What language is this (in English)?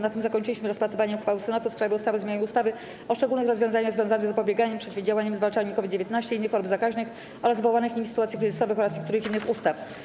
Polish